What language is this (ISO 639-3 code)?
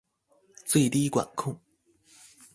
zho